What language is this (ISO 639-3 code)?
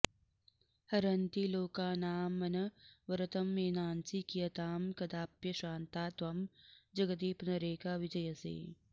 san